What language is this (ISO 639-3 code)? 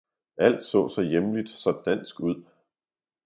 dan